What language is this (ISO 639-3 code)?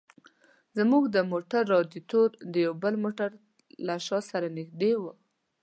pus